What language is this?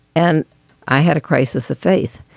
English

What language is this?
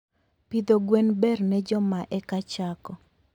Luo (Kenya and Tanzania)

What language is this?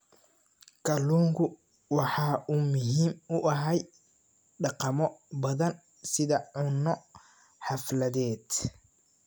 Somali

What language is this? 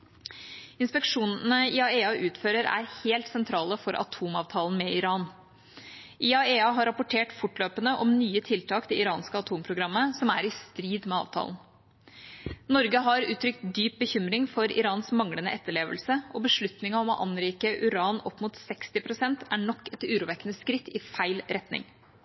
Norwegian Bokmål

